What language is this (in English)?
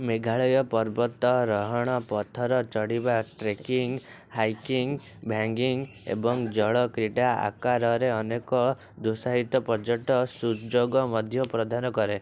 Odia